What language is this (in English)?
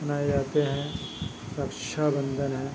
Urdu